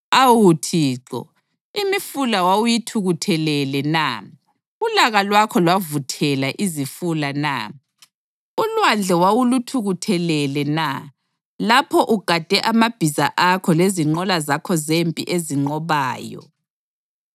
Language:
North Ndebele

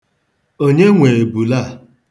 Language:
Igbo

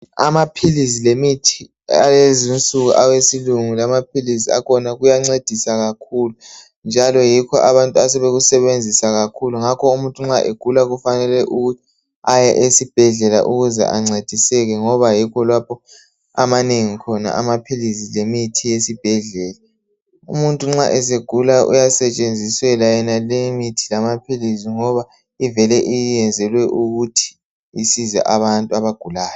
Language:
North Ndebele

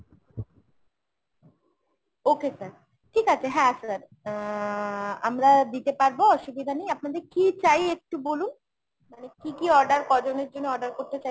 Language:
Bangla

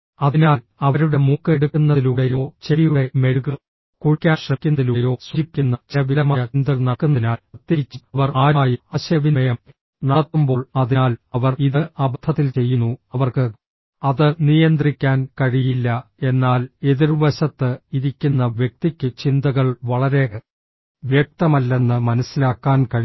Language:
Malayalam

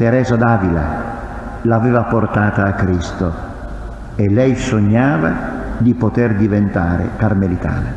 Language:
Italian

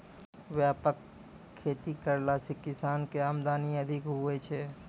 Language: Maithili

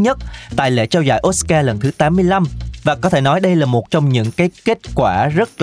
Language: Vietnamese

